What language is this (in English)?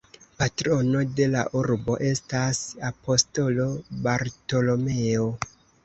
Esperanto